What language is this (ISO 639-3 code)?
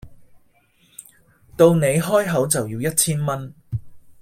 yue